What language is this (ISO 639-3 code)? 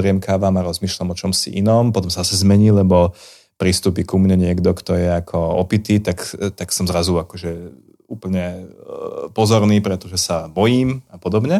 slk